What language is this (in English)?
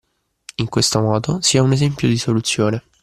Italian